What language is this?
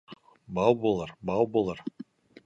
Bashkir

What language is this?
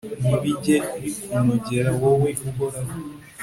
Kinyarwanda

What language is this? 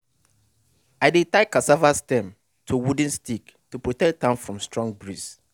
Nigerian Pidgin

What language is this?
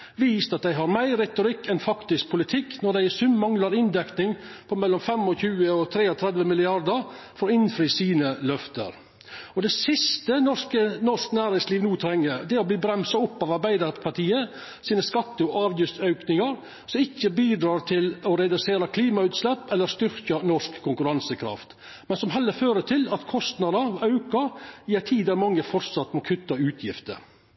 Norwegian Nynorsk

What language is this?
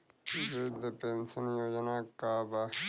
Bhojpuri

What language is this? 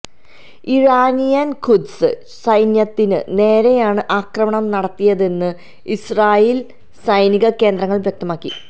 Malayalam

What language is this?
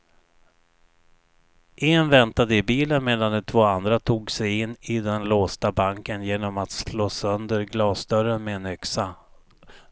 Swedish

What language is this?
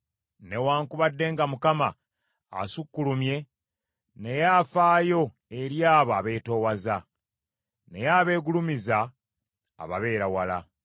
Ganda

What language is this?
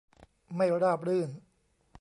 Thai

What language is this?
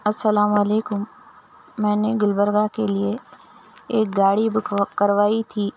Urdu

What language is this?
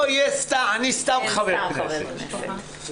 Hebrew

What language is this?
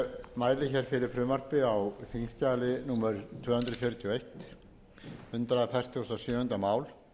Icelandic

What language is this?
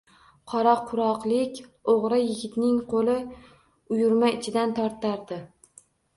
Uzbek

